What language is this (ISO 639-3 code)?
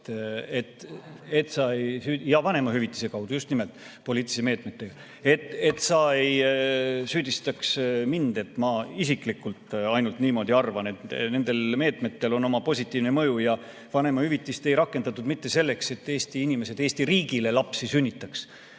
est